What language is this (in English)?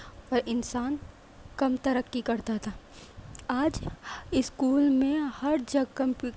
Urdu